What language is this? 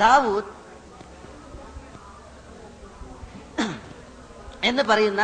Malayalam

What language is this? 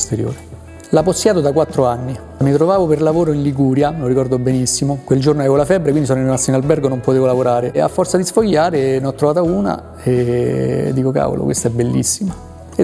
Italian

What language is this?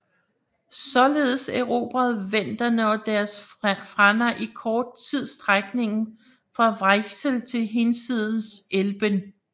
Danish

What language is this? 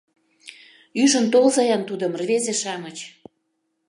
Mari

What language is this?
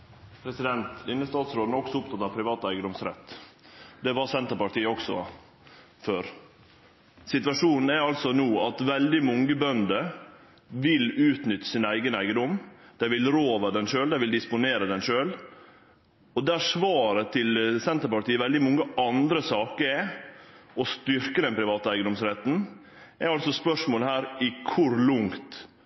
Norwegian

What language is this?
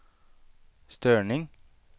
Swedish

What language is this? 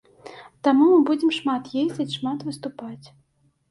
Belarusian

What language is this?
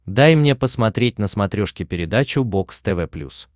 Russian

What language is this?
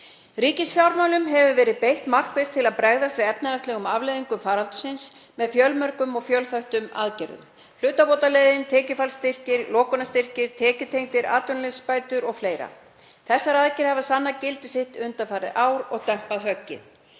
Icelandic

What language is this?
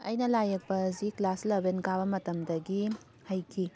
Manipuri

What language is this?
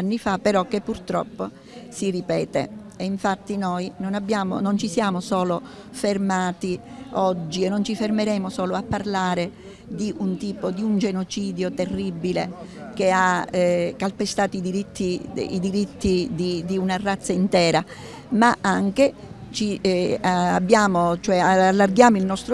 Italian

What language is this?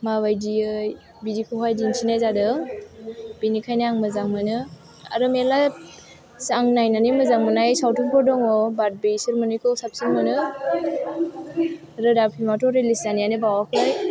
Bodo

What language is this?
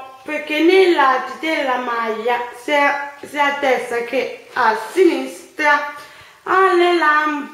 Italian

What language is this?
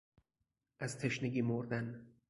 Persian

